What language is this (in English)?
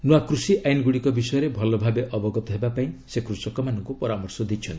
Odia